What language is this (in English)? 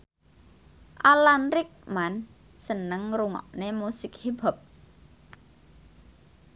Javanese